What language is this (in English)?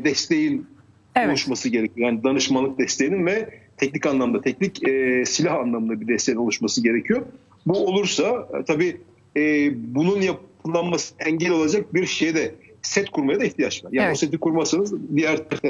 Turkish